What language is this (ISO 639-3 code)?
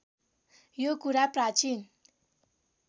nep